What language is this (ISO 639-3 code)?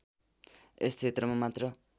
nep